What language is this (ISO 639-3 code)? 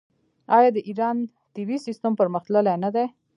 pus